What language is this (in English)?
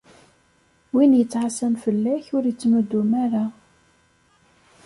Kabyle